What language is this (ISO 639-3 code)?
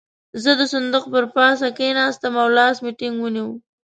pus